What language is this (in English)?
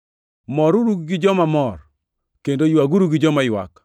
Luo (Kenya and Tanzania)